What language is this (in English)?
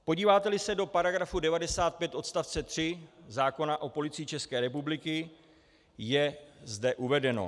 Czech